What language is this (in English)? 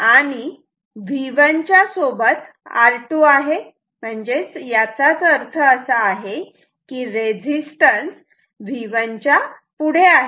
Marathi